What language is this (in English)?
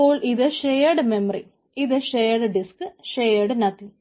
Malayalam